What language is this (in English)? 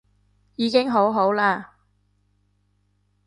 Cantonese